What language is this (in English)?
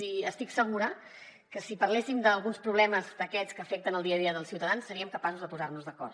Catalan